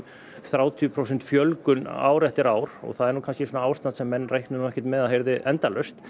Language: Icelandic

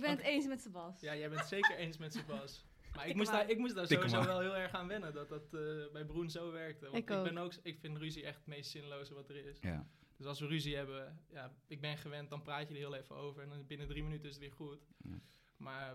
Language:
Dutch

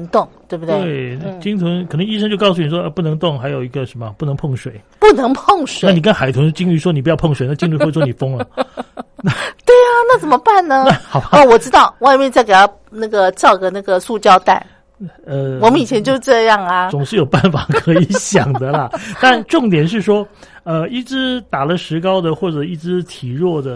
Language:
Chinese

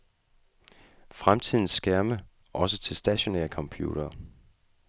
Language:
Danish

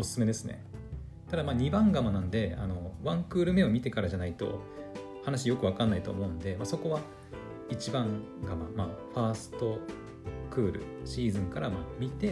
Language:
Japanese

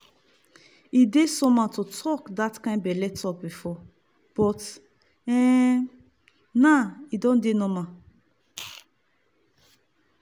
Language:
Nigerian Pidgin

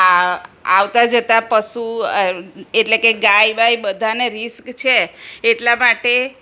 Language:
Gujarati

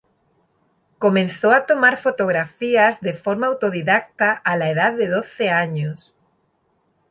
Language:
Spanish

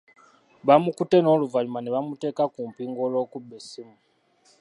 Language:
Ganda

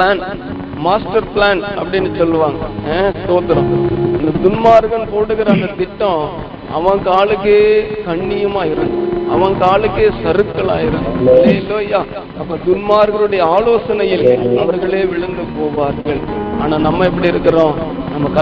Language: Tamil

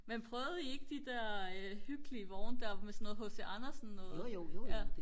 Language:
Danish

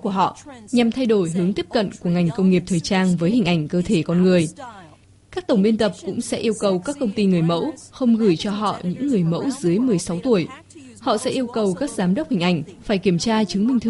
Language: Vietnamese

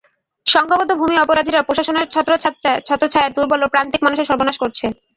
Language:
Bangla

